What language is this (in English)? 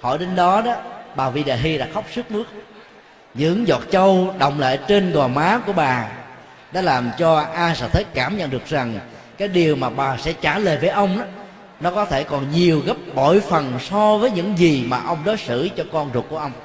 Vietnamese